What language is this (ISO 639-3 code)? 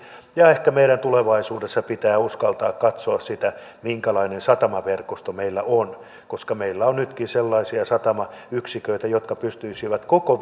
fin